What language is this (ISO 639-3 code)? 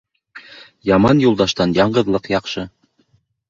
bak